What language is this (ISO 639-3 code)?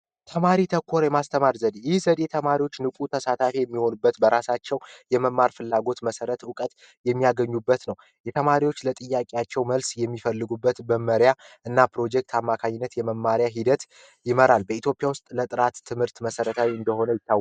amh